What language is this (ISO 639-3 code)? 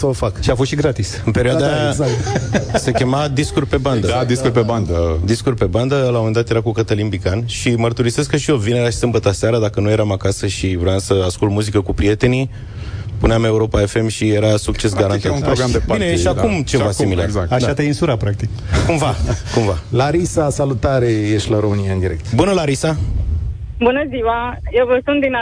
ron